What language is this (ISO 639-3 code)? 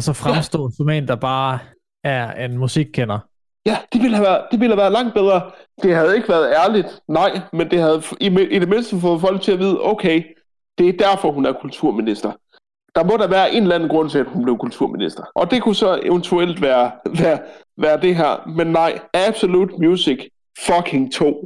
dan